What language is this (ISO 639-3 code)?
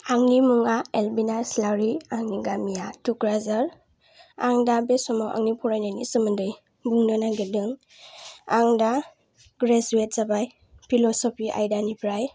brx